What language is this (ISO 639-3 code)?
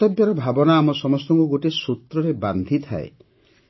ori